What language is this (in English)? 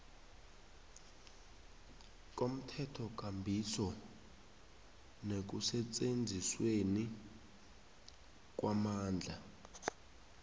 South Ndebele